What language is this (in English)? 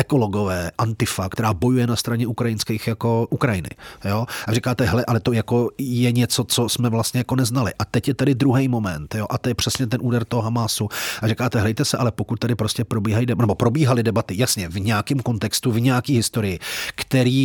Czech